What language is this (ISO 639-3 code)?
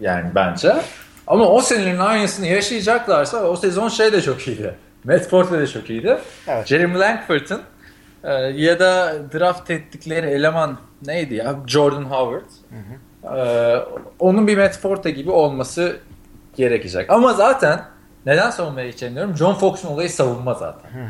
tur